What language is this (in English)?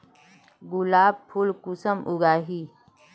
Magahi